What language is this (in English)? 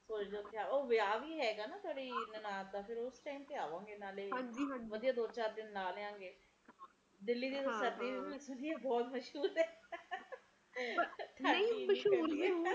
Punjabi